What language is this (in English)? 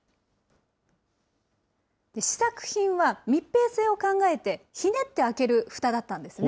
Japanese